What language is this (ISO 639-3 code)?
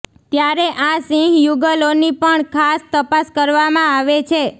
guj